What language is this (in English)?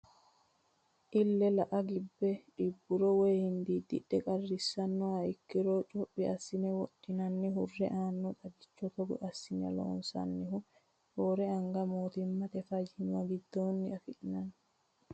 Sidamo